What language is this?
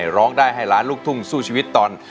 Thai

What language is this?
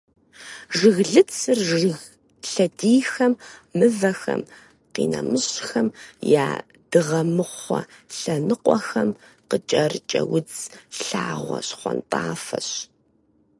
Kabardian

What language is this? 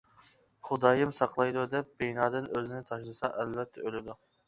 Uyghur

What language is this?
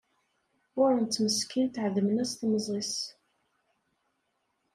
Kabyle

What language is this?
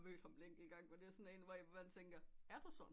Danish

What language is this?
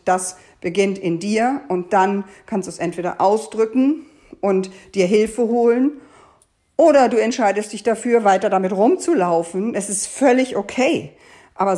German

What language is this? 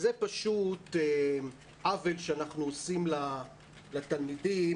Hebrew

